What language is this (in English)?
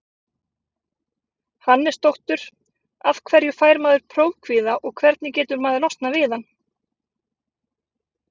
Icelandic